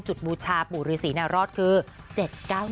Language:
Thai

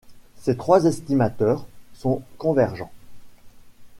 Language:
French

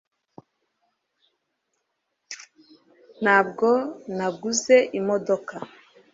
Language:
Kinyarwanda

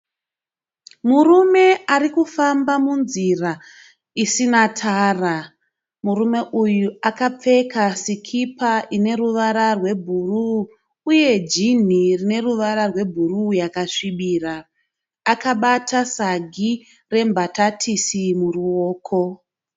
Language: Shona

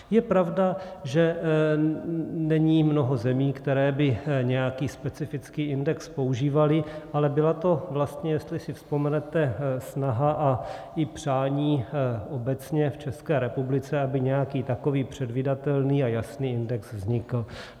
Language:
Czech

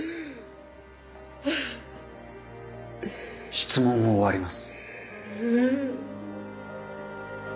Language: Japanese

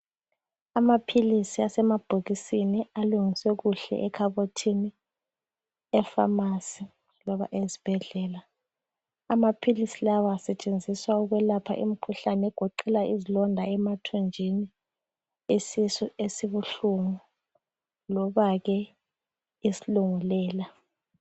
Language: North Ndebele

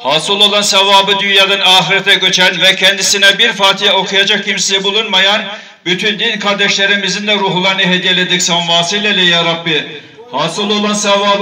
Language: Turkish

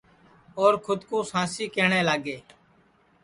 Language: Sansi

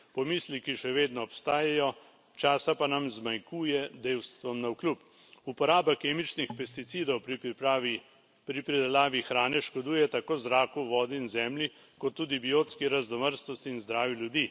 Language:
Slovenian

